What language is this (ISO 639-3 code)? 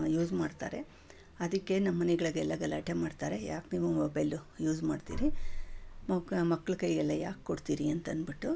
kan